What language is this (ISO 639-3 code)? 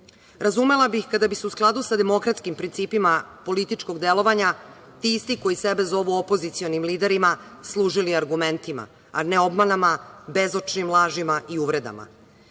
srp